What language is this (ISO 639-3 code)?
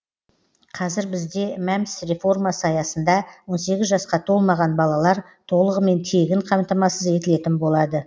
kaz